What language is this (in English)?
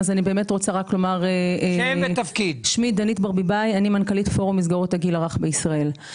Hebrew